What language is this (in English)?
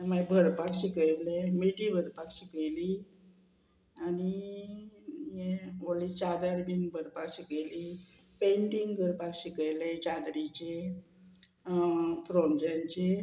Konkani